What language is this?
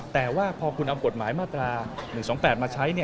Thai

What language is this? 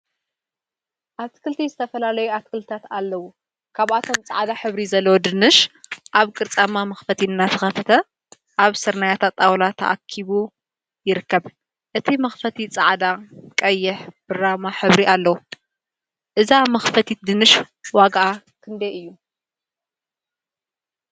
Tigrinya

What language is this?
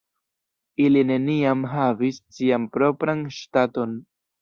Esperanto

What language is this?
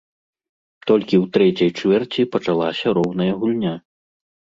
Belarusian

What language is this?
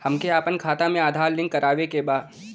Bhojpuri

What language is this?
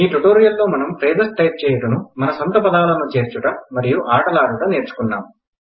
Telugu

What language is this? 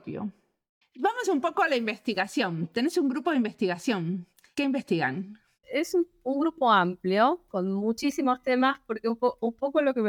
Spanish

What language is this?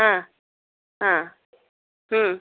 Kannada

